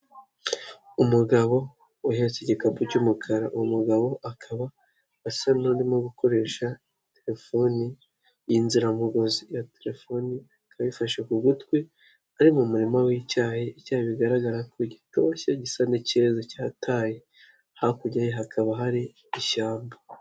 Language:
Kinyarwanda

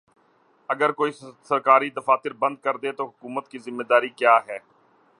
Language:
Urdu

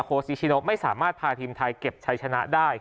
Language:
Thai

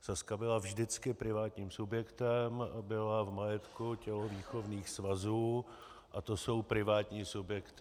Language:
Czech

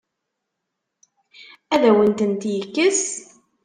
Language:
Kabyle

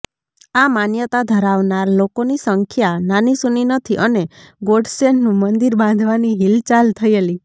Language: Gujarati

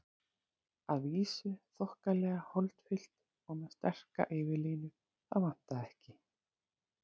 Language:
Icelandic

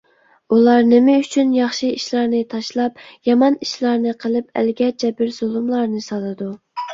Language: Uyghur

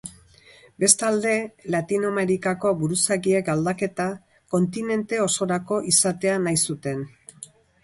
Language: Basque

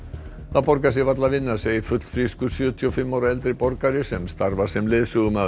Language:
Icelandic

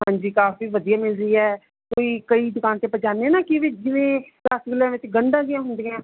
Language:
Punjabi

